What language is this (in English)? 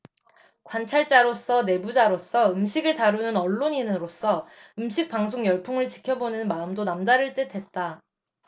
Korean